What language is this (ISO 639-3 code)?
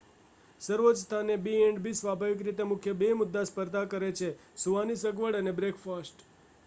guj